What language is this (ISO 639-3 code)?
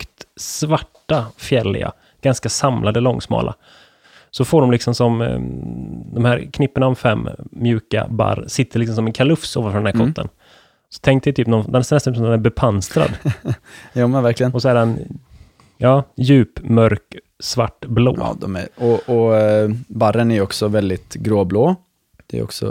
swe